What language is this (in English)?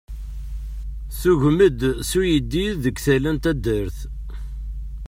Kabyle